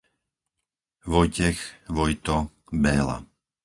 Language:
Slovak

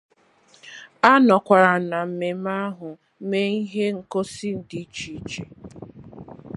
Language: Igbo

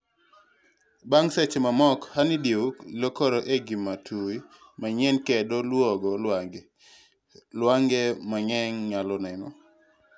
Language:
Luo (Kenya and Tanzania)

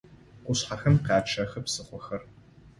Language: Adyghe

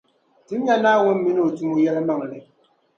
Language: Dagbani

